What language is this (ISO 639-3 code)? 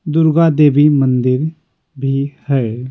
hin